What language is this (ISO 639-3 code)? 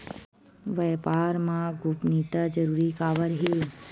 hne